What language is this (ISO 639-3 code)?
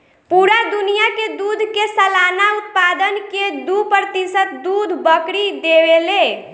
bho